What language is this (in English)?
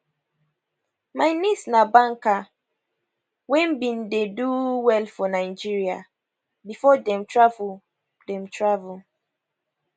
Nigerian Pidgin